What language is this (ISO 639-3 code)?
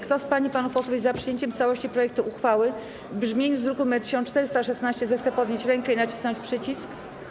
pol